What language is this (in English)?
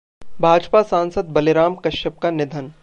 Hindi